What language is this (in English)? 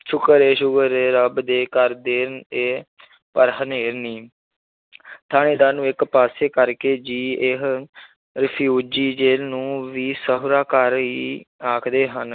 Punjabi